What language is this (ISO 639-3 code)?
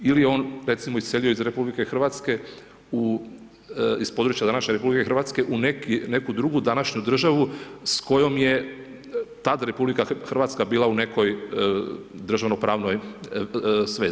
hrv